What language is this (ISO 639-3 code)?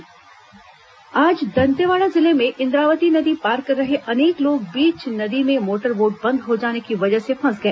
hin